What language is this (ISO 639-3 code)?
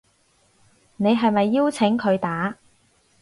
yue